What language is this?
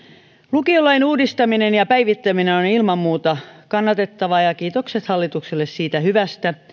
Finnish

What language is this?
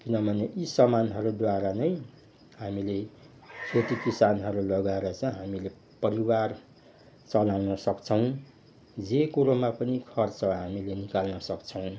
Nepali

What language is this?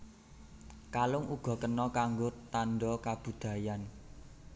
Javanese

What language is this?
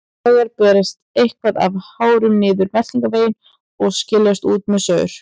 Icelandic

